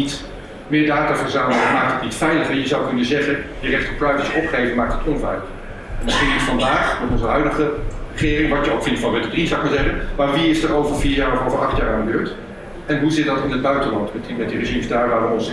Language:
Dutch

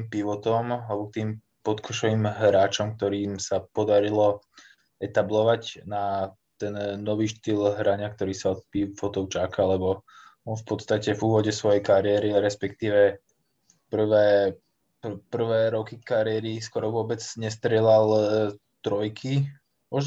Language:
Slovak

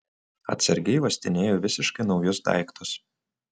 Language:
Lithuanian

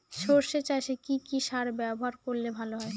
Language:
Bangla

